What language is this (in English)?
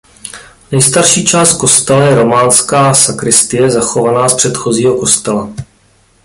Czech